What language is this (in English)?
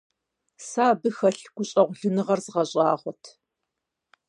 Kabardian